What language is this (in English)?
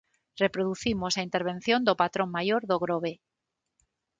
Galician